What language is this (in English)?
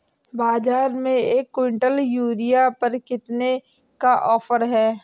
Hindi